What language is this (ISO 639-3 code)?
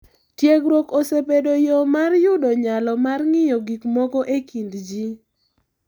luo